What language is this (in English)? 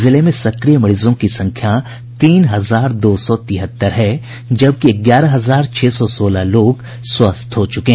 Hindi